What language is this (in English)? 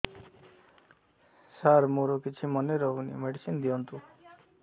Odia